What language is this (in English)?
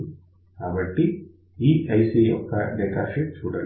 Telugu